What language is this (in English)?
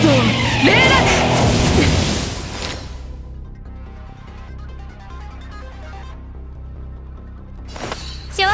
Japanese